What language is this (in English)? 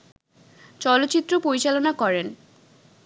Bangla